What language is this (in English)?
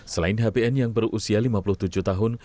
Indonesian